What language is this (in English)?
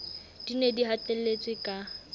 Southern Sotho